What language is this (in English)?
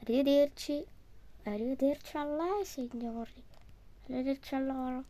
Italian